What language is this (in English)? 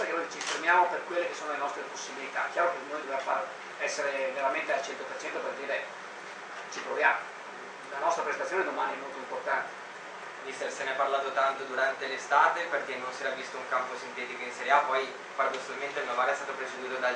Italian